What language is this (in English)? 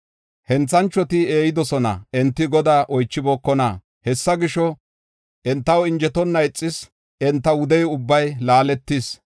Gofa